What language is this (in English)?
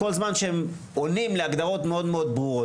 Hebrew